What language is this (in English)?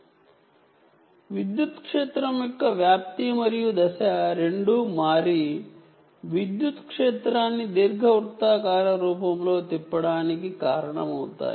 Telugu